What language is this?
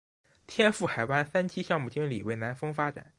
Chinese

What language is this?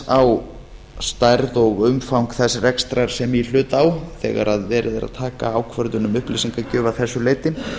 Icelandic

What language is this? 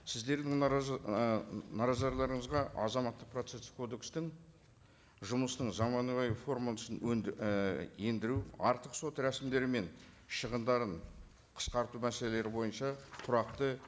Kazakh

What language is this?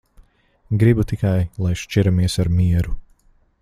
Latvian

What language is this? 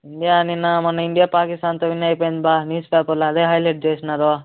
Telugu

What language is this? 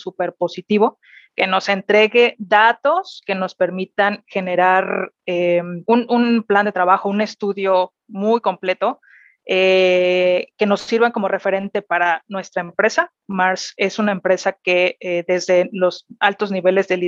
Spanish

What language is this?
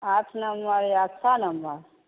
Maithili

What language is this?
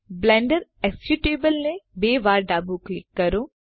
Gujarati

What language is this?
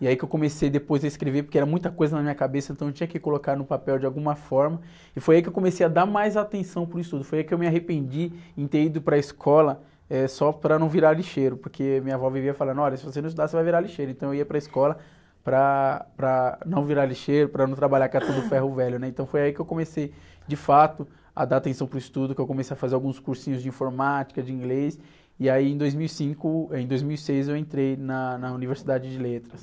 Portuguese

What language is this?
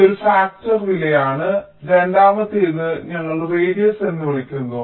Malayalam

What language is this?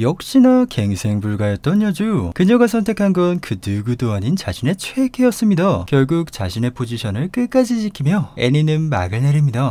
Korean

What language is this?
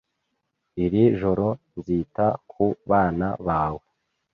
Kinyarwanda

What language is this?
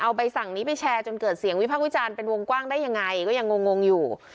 Thai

